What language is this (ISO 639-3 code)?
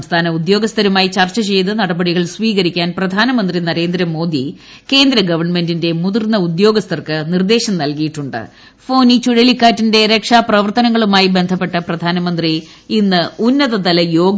mal